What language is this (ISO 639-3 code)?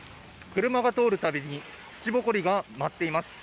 jpn